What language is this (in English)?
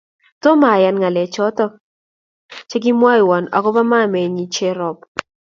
Kalenjin